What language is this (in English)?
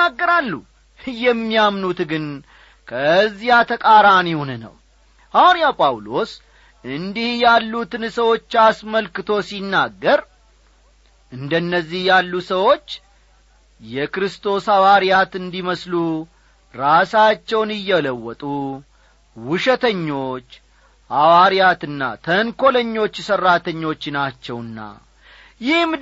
Amharic